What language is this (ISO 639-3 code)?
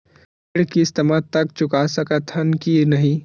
hne